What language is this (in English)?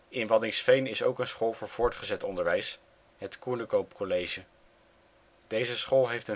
Dutch